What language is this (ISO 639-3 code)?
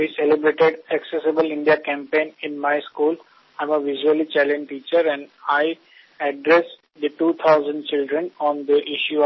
ben